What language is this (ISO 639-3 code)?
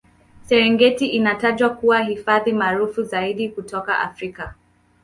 swa